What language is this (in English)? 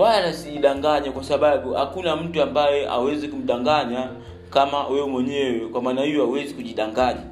Swahili